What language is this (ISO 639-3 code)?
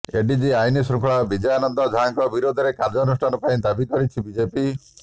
ori